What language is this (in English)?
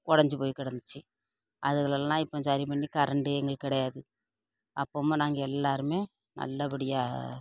Tamil